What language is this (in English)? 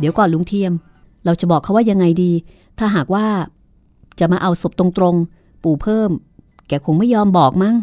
Thai